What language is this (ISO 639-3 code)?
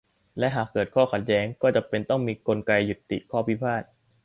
tha